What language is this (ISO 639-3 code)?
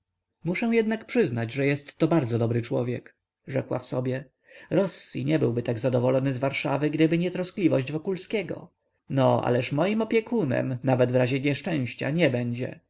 pol